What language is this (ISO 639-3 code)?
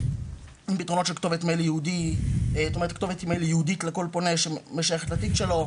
heb